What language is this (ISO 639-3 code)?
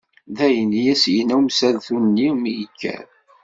kab